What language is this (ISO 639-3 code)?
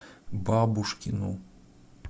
rus